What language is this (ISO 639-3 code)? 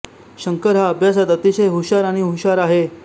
mar